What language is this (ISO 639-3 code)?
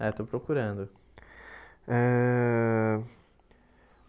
por